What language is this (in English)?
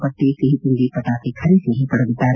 Kannada